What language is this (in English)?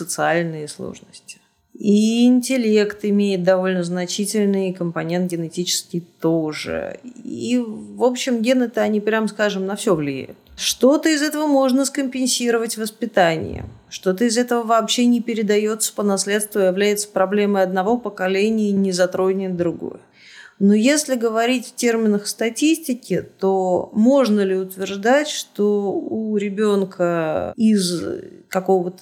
Russian